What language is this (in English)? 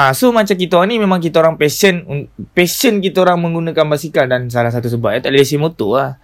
Malay